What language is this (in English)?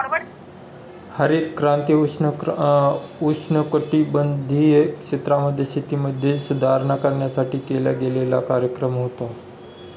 Marathi